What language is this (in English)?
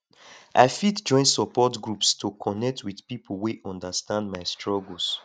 Nigerian Pidgin